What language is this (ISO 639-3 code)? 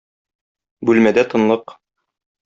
tat